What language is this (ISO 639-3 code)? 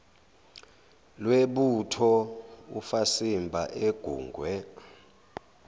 zul